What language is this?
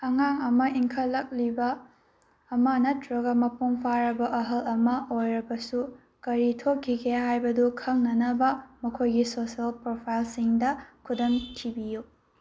Manipuri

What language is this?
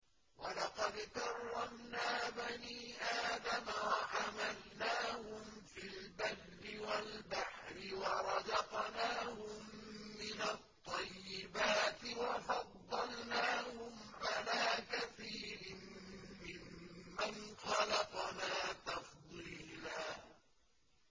Arabic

